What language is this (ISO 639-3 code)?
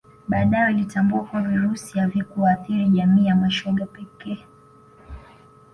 swa